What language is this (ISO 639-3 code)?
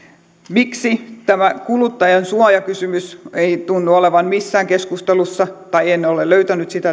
fin